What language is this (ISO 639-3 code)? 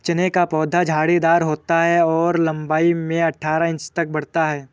hin